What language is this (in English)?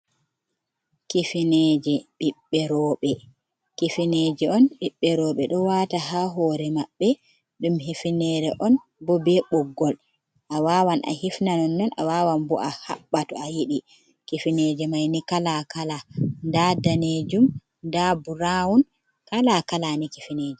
Fula